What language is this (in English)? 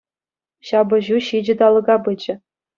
Chuvash